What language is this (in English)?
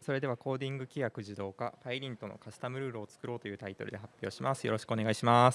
Japanese